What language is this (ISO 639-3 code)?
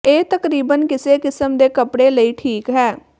pan